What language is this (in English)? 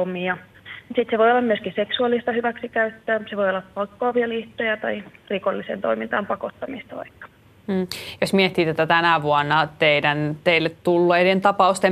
Finnish